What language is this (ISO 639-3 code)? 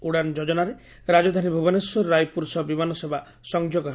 ori